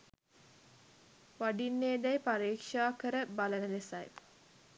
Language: Sinhala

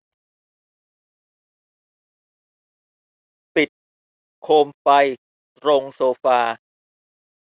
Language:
Thai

